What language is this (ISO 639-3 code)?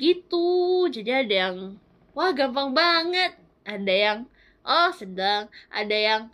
ind